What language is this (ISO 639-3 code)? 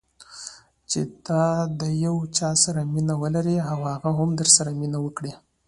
pus